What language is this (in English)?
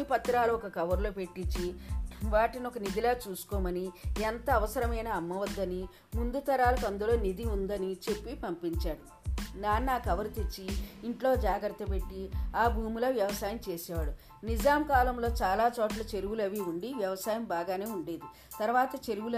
Telugu